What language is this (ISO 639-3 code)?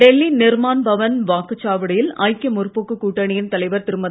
tam